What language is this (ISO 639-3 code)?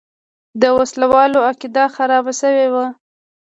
pus